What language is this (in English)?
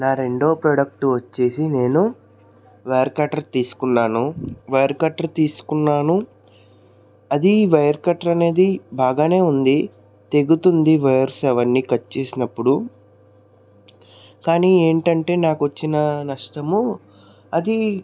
Telugu